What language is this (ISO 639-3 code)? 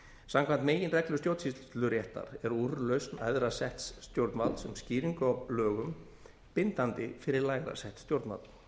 isl